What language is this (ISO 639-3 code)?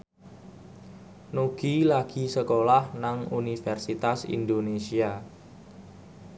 jav